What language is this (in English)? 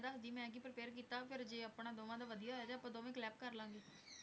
Punjabi